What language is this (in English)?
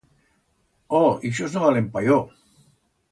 Aragonese